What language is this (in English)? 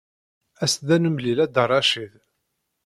Kabyle